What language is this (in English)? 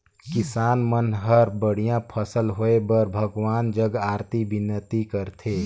Chhattisgarhi